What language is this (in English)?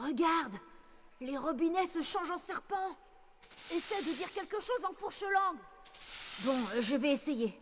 French